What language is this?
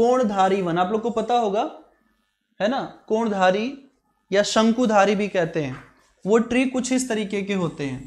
Hindi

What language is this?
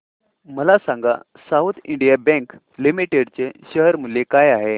Marathi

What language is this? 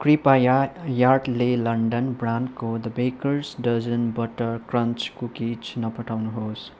Nepali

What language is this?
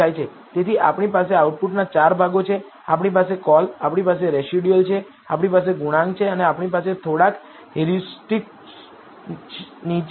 Gujarati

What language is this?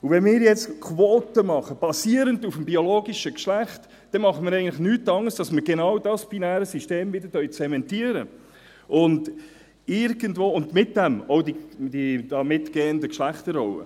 Swiss German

